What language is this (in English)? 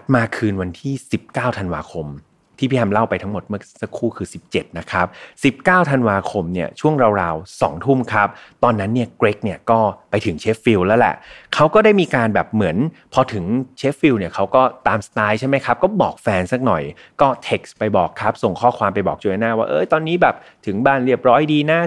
Thai